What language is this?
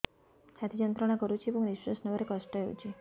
Odia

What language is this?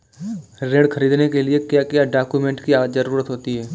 Hindi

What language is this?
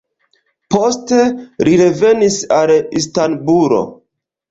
Esperanto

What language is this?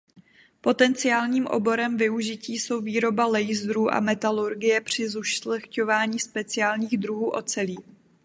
Czech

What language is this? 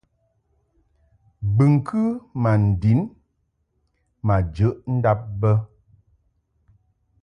Mungaka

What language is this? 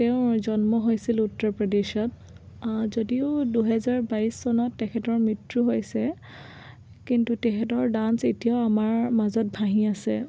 Assamese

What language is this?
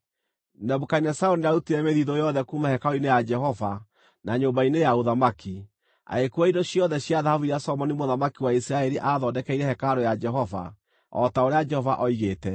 Kikuyu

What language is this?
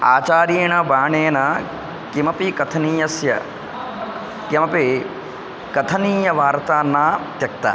Sanskrit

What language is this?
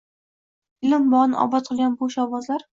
Uzbek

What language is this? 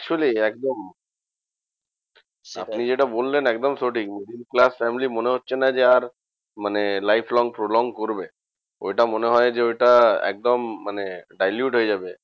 Bangla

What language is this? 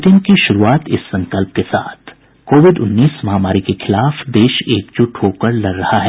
Hindi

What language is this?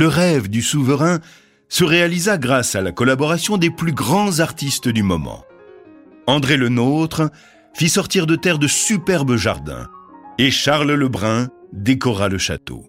French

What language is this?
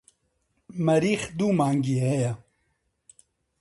Central Kurdish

